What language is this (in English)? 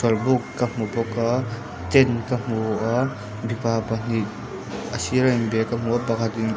Mizo